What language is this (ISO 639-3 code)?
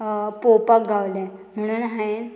kok